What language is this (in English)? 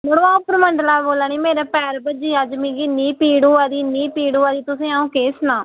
Dogri